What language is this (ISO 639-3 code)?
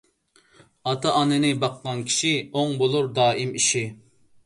uig